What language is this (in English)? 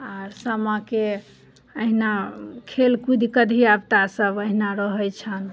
Maithili